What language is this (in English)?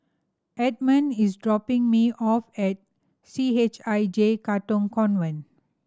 English